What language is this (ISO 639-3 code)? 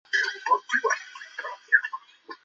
zho